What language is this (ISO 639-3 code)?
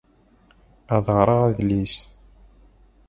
kab